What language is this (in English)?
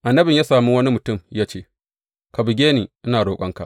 Hausa